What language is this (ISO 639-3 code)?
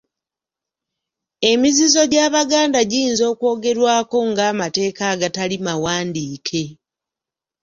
lug